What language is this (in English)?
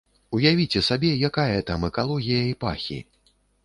Belarusian